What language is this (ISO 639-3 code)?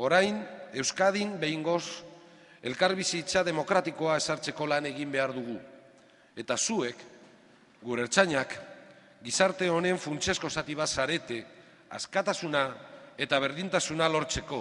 spa